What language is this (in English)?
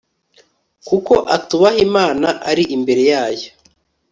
Kinyarwanda